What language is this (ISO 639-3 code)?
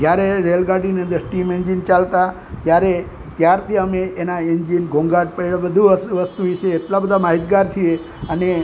guj